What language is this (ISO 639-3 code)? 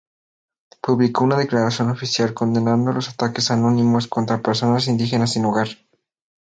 spa